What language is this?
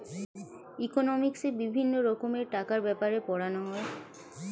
Bangla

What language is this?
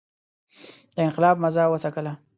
Pashto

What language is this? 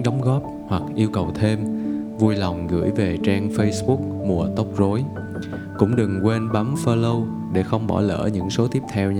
Vietnamese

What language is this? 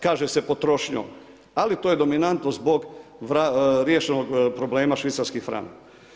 Croatian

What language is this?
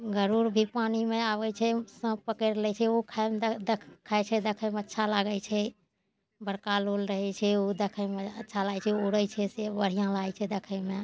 Maithili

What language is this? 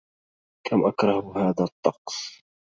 Arabic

